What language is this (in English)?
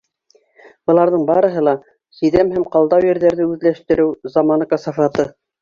Bashkir